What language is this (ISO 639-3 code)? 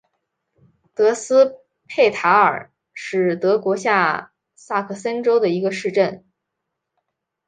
zho